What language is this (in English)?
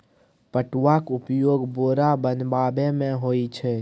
Maithili